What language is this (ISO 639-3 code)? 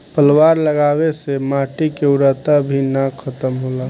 bho